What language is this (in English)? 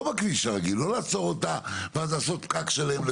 Hebrew